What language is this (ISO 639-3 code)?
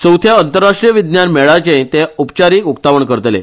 kok